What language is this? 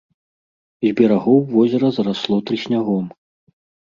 Belarusian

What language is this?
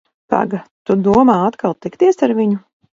Latvian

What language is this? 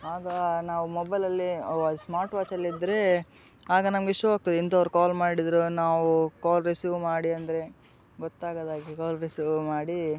Kannada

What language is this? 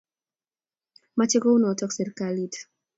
Kalenjin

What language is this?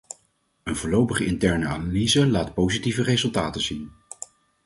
Dutch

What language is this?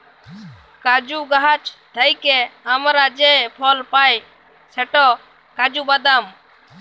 Bangla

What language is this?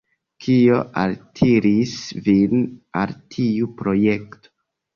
Esperanto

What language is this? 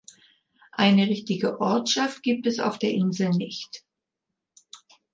German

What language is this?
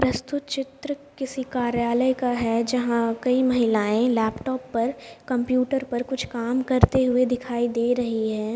Hindi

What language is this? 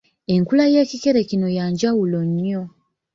Ganda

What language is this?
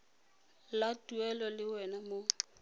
Tswana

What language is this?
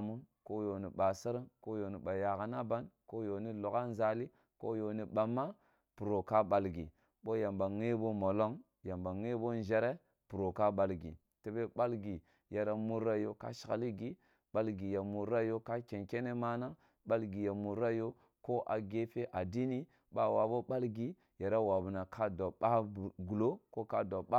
Kulung (Nigeria)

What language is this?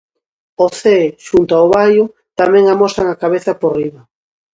Galician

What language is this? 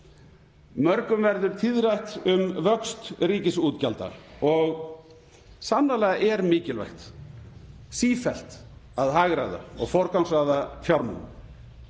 Icelandic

